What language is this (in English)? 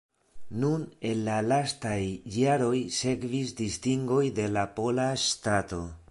Esperanto